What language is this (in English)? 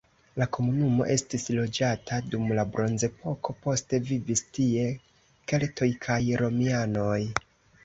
Esperanto